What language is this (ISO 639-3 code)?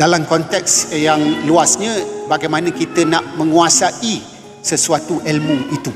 msa